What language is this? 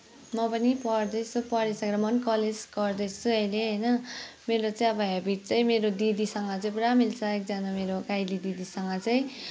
Nepali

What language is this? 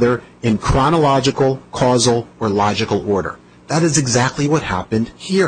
English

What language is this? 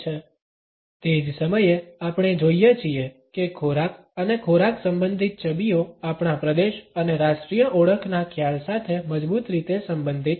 Gujarati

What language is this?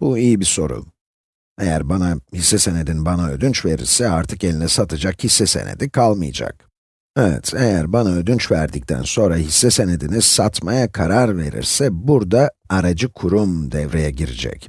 Turkish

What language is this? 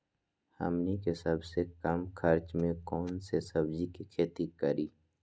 Magahi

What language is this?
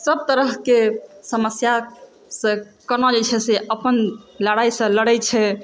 Maithili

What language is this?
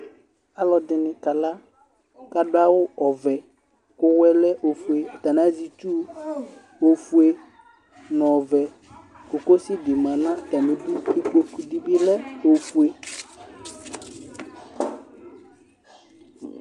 Ikposo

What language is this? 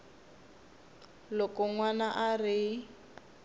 Tsonga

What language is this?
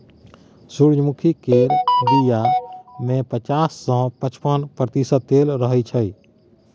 Maithili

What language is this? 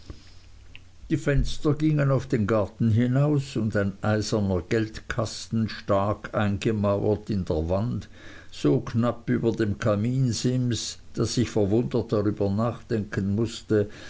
German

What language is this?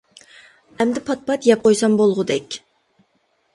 Uyghur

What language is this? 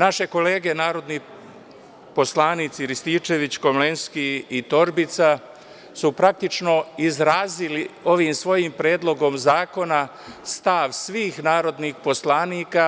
Serbian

